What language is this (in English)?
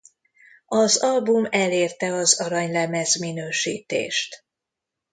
Hungarian